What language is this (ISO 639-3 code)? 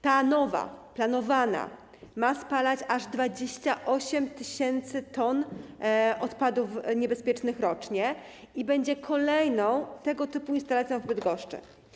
pol